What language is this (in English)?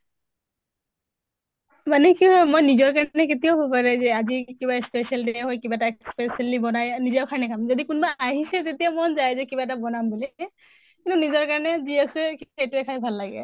Assamese